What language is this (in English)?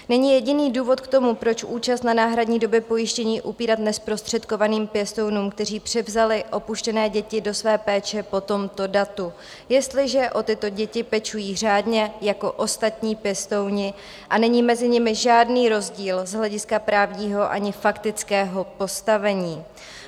Czech